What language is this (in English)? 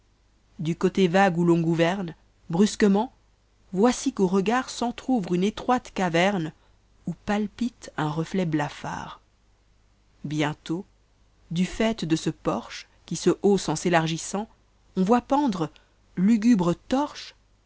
French